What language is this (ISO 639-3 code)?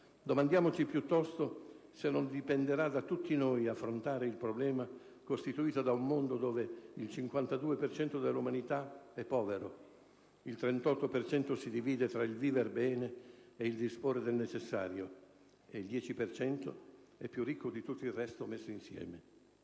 ita